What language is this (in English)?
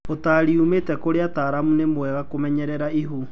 Kikuyu